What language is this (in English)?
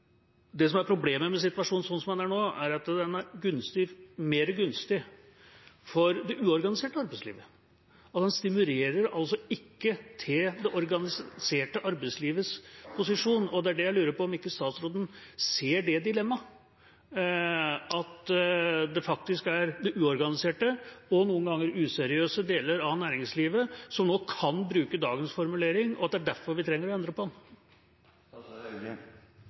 Norwegian Bokmål